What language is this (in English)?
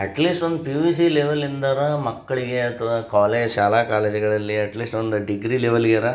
Kannada